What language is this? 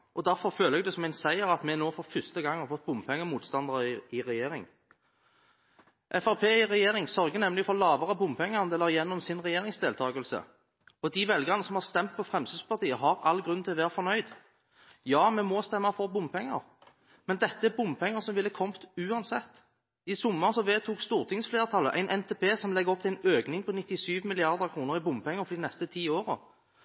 Norwegian Bokmål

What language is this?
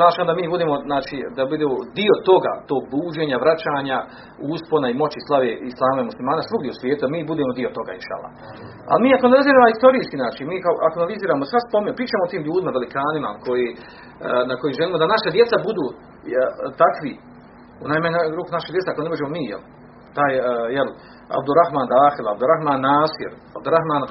Croatian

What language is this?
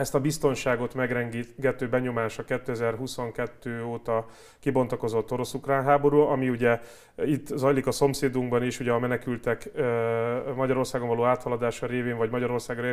Hungarian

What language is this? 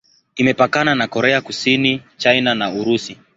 Swahili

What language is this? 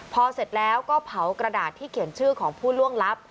Thai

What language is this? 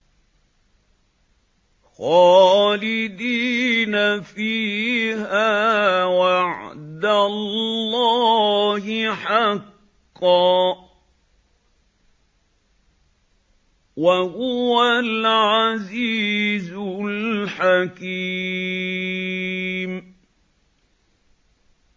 Arabic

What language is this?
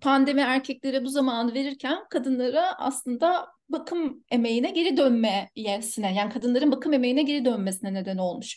Turkish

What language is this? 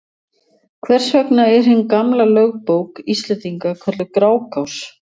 Icelandic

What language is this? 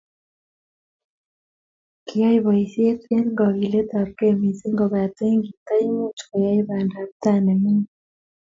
Kalenjin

